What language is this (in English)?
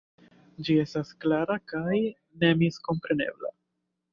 Esperanto